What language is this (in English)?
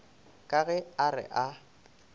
Northern Sotho